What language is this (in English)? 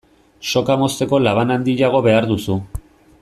Basque